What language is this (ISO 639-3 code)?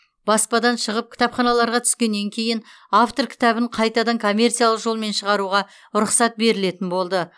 kaz